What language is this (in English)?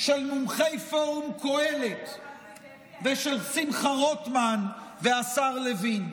Hebrew